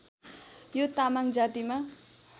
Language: Nepali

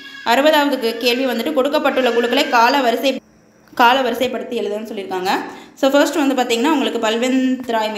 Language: Tamil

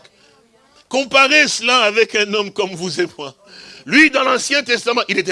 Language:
French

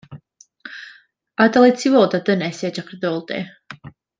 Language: Welsh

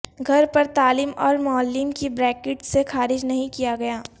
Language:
Urdu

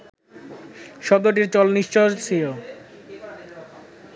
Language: Bangla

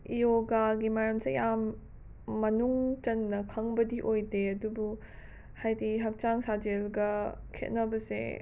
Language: Manipuri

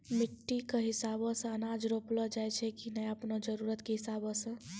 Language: Maithili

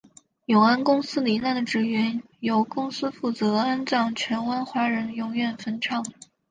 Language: Chinese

